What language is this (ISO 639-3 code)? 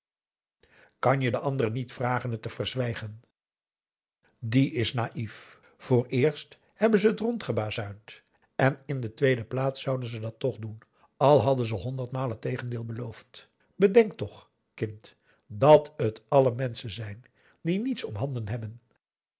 nld